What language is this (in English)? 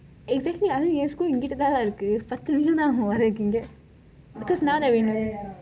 English